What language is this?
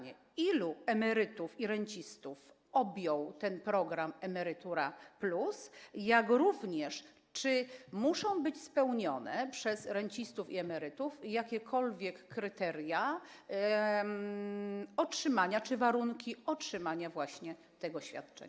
Polish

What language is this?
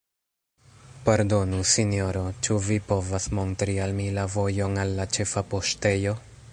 Esperanto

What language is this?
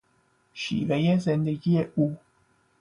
Persian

